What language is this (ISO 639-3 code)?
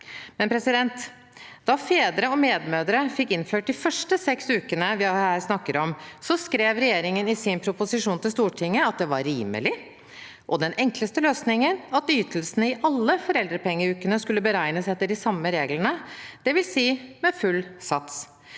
nor